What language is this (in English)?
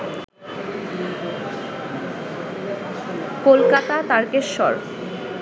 Bangla